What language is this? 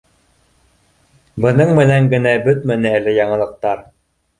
Bashkir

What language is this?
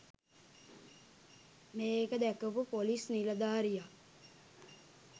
Sinhala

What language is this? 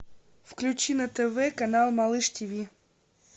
Russian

